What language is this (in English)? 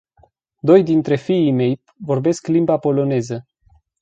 Romanian